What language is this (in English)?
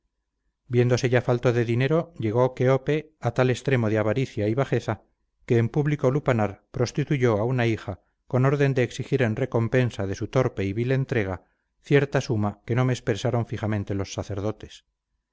Spanish